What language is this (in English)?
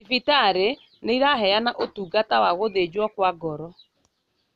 Kikuyu